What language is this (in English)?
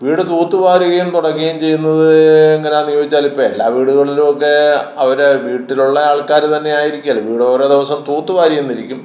Malayalam